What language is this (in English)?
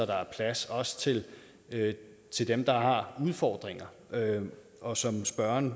Danish